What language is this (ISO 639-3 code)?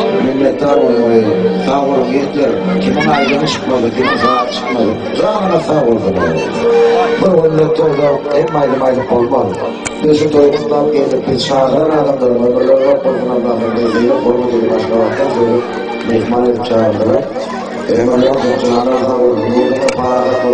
tur